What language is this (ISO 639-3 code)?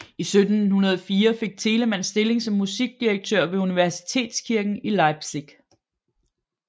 dan